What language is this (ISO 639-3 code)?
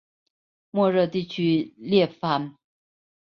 zho